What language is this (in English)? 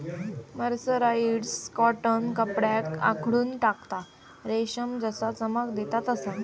Marathi